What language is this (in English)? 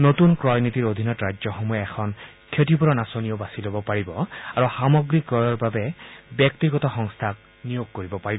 Assamese